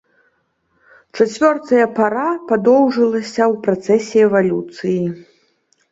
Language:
Belarusian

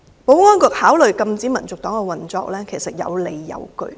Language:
Cantonese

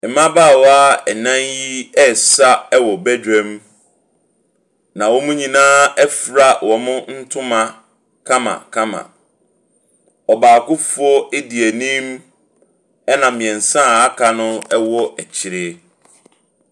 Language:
Akan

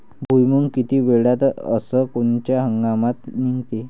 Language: Marathi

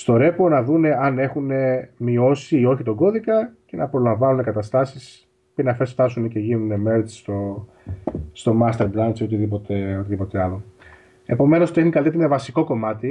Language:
Greek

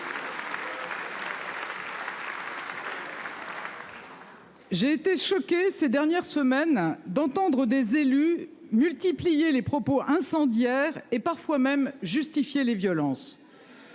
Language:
French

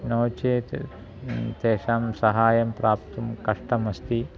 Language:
Sanskrit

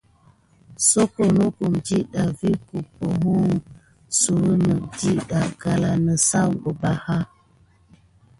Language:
Gidar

